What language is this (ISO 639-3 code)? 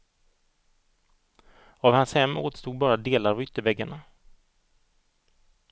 swe